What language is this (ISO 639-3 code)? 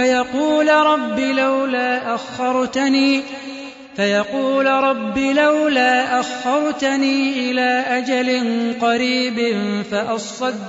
ara